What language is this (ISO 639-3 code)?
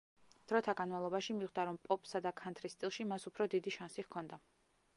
kat